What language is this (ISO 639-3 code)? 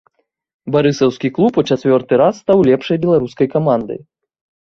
bel